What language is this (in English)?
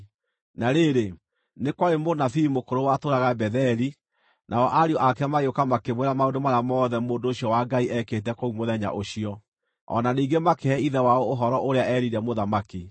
Kikuyu